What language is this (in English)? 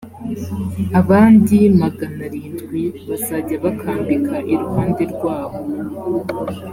Kinyarwanda